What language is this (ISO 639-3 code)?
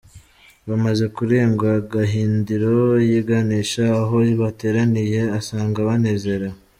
kin